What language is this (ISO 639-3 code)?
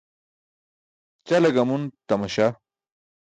bsk